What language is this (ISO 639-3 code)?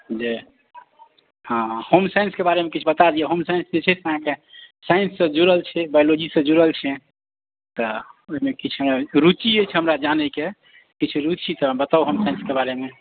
mai